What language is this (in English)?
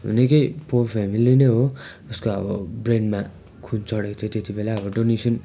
Nepali